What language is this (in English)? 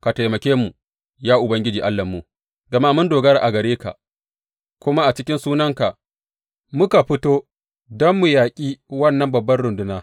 Hausa